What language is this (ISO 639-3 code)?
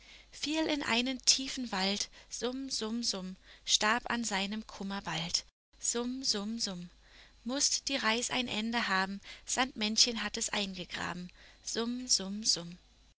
deu